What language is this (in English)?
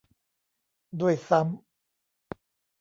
Thai